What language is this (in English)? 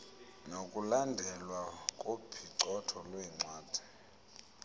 Xhosa